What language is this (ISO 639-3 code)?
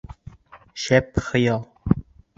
bak